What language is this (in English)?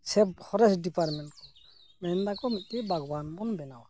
Santali